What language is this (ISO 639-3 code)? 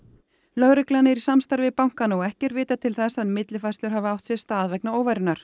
isl